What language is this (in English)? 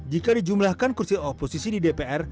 Indonesian